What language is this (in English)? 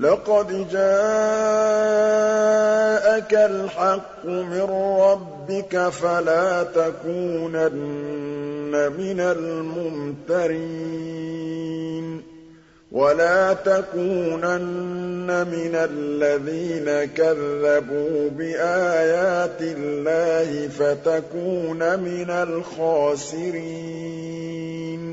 Arabic